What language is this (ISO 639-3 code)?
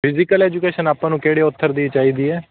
pan